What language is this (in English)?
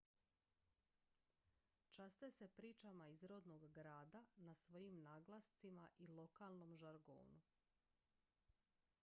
Croatian